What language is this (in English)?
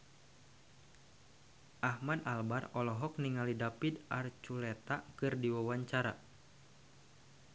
Sundanese